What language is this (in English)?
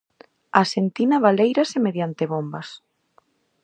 Galician